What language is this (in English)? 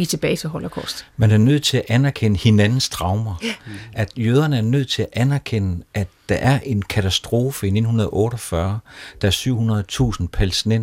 Danish